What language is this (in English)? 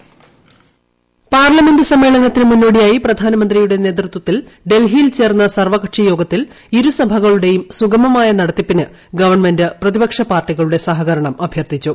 Malayalam